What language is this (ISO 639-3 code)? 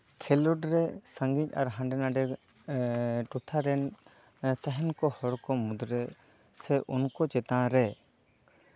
sat